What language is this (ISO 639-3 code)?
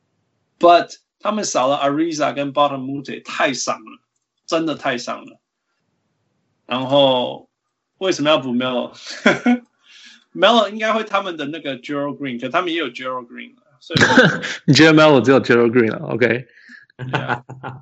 zho